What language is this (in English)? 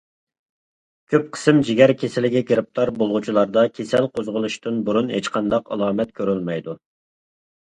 Uyghur